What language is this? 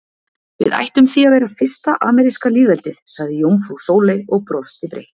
Icelandic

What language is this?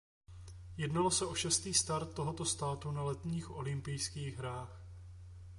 Czech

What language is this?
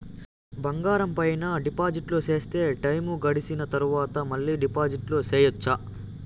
Telugu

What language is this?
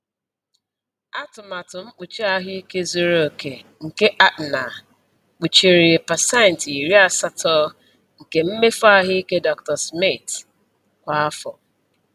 Igbo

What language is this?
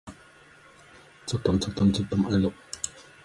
English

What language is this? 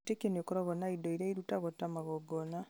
Kikuyu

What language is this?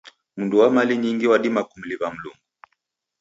Taita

